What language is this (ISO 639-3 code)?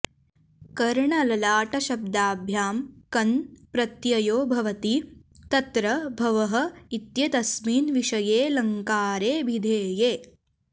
san